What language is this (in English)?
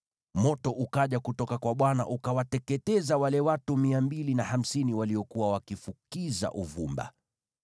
Swahili